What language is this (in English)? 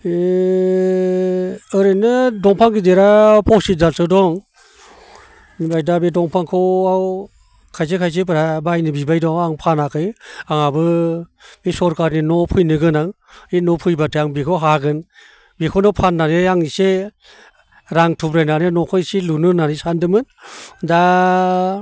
Bodo